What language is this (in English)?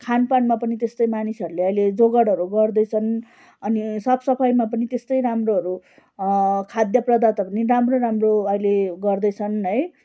Nepali